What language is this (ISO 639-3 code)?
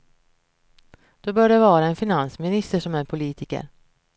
swe